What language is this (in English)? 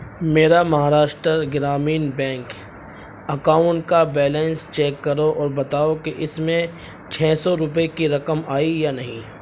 Urdu